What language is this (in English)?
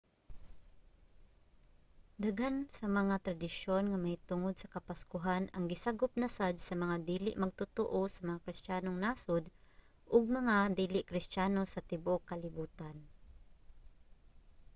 Cebuano